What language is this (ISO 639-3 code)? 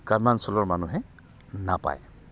asm